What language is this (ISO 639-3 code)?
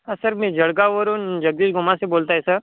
mar